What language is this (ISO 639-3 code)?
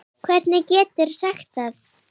isl